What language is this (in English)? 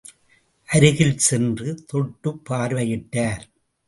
Tamil